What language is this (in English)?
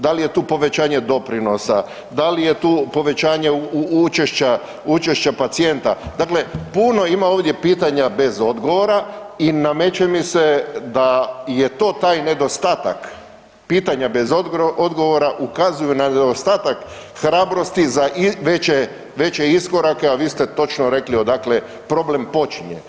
Croatian